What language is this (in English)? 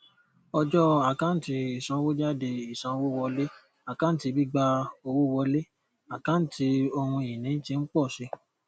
Yoruba